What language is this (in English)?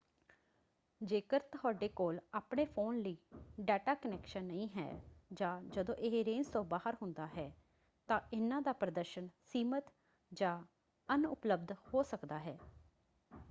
Punjabi